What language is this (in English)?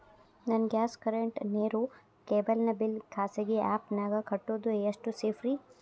Kannada